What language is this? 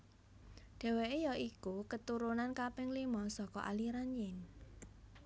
Javanese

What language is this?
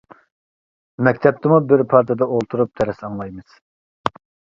Uyghur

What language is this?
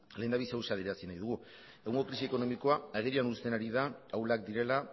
Basque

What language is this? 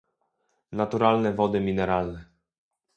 Polish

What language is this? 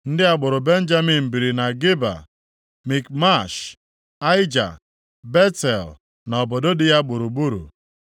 Igbo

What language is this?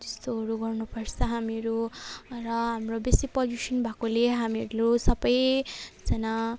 Nepali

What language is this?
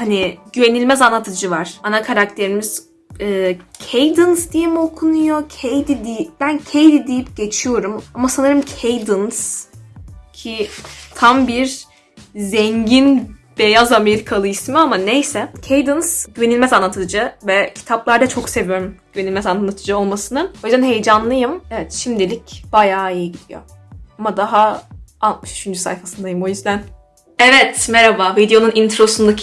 Turkish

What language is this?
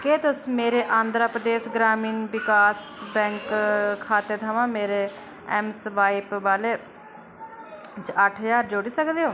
Dogri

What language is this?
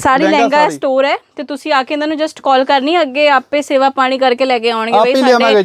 Punjabi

